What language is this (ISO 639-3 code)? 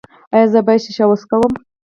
pus